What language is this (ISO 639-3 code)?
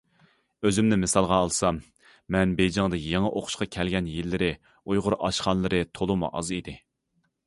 uig